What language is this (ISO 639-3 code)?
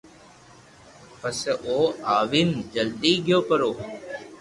lrk